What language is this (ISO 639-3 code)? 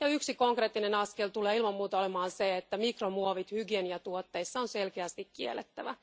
fin